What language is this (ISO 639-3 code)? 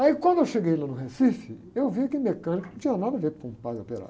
por